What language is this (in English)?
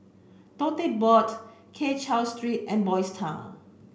English